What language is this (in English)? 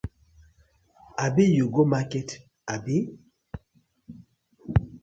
Nigerian Pidgin